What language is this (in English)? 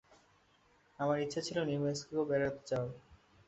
Bangla